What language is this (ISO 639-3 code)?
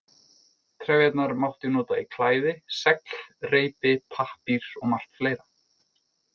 isl